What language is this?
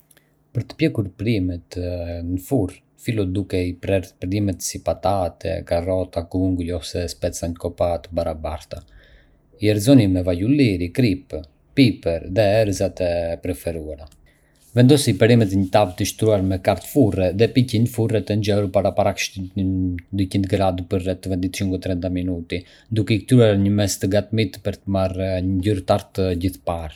Arbëreshë Albanian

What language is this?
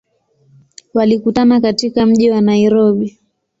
Swahili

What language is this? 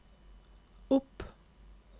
Norwegian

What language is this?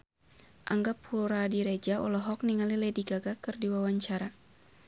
Sundanese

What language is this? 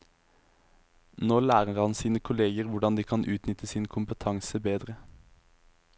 Norwegian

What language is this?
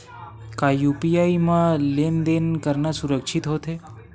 Chhattisgarhi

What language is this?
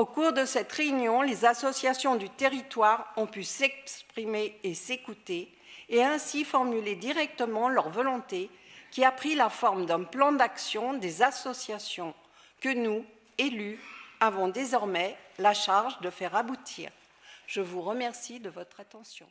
French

